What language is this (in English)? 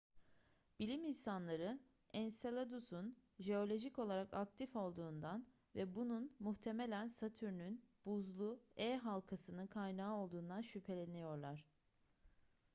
Turkish